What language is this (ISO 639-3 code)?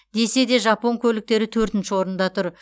kaz